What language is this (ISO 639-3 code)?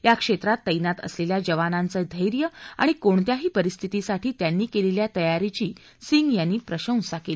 mar